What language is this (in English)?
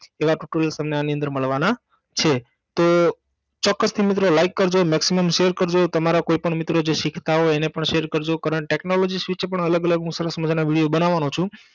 Gujarati